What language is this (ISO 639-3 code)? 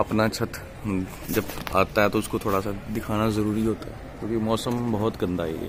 hin